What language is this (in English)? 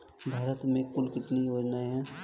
Hindi